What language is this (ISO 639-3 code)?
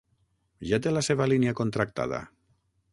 cat